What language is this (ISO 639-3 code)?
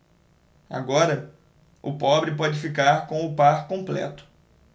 por